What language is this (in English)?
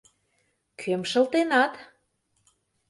Mari